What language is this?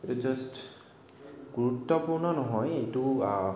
Assamese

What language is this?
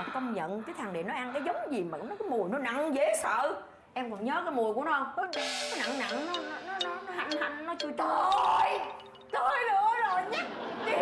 Vietnamese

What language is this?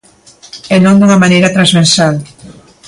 Galician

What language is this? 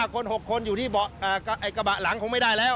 Thai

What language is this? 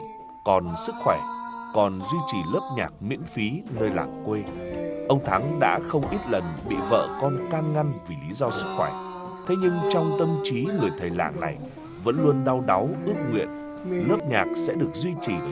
Vietnamese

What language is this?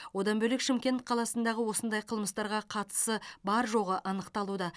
Kazakh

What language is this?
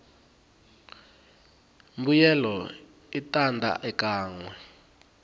Tsonga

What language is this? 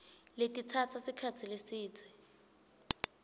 Swati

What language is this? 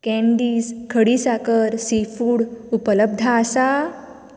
Konkani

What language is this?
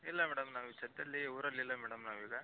Kannada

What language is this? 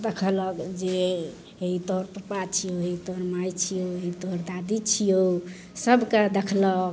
Maithili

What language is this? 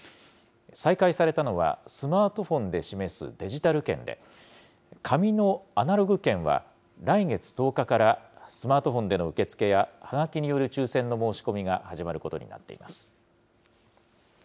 Japanese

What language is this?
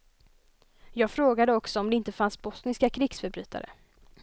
Swedish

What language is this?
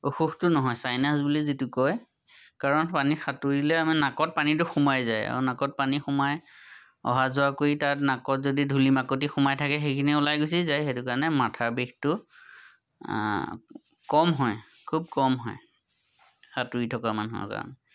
Assamese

